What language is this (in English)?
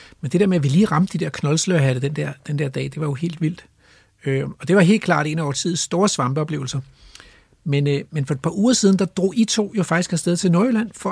Danish